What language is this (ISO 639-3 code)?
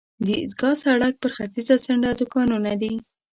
pus